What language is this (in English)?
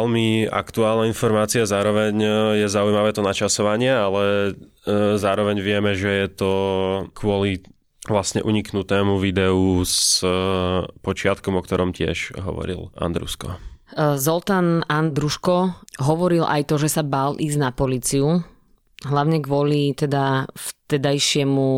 Slovak